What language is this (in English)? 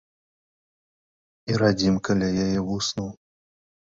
Belarusian